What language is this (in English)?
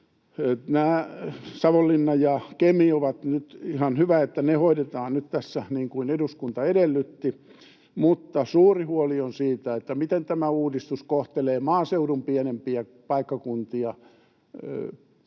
Finnish